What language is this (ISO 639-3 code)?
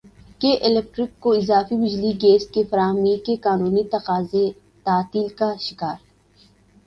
urd